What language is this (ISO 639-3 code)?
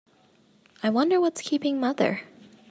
eng